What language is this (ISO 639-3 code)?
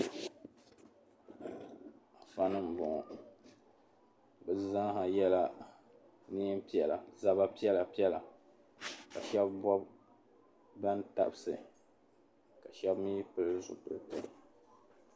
dag